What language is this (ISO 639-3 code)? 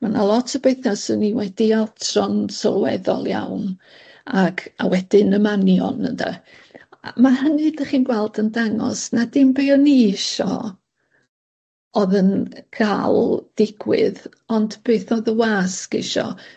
cym